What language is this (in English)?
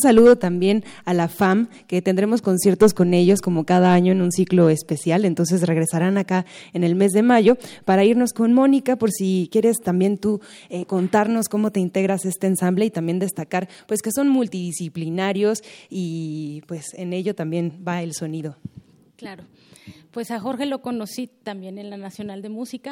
Spanish